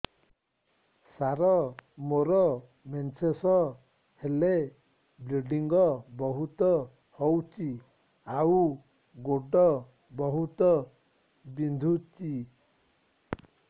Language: Odia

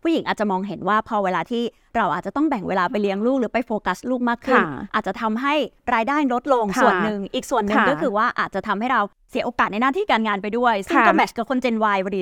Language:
Thai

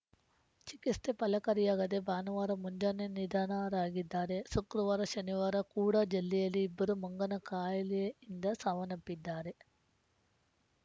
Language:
Kannada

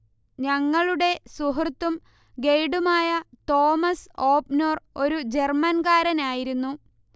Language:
Malayalam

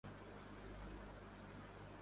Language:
Urdu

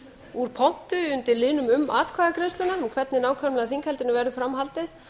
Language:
Icelandic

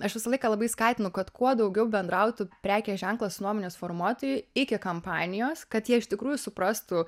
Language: Lithuanian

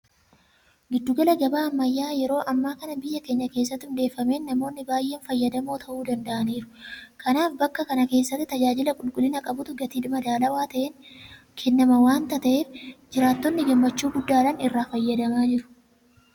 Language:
Oromo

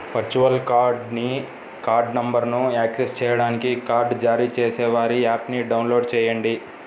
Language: Telugu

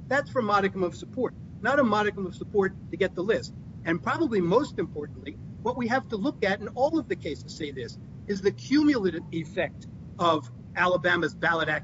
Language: English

